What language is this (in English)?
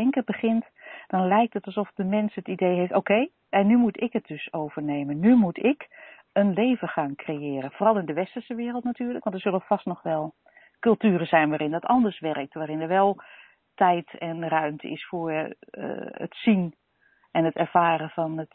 Dutch